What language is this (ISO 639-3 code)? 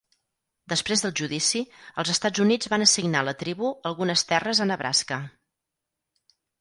cat